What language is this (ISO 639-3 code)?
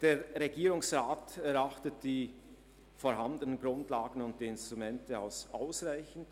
gsw